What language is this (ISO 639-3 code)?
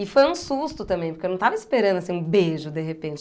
por